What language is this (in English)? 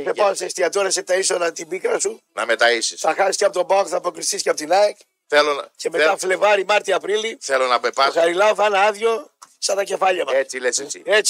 Greek